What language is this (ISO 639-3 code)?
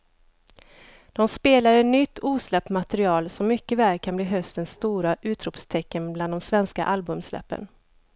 swe